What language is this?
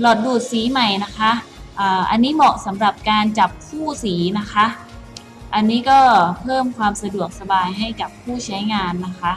Thai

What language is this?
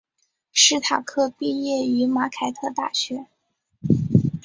Chinese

